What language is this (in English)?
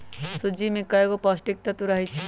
Magahi